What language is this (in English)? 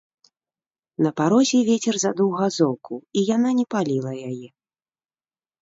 Belarusian